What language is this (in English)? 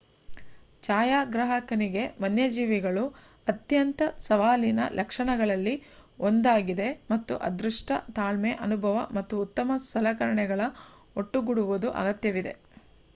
Kannada